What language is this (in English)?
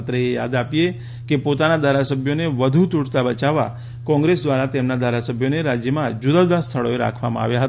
Gujarati